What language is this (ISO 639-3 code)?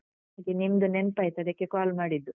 kan